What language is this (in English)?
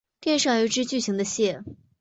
Chinese